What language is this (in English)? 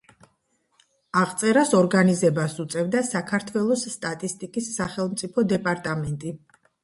Georgian